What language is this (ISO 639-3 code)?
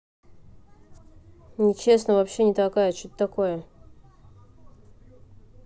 rus